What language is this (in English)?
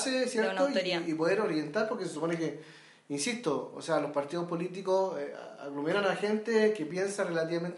Spanish